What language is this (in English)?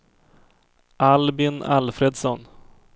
Swedish